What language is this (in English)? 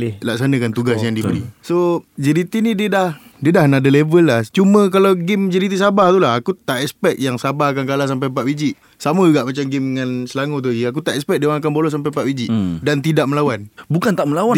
Malay